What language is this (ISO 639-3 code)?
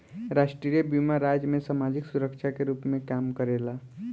bho